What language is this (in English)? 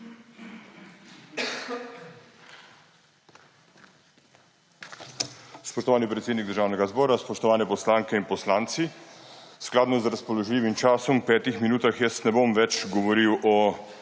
Slovenian